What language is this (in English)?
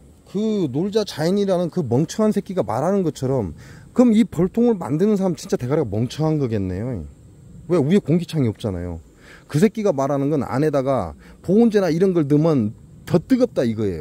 Korean